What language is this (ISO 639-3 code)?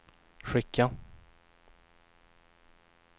swe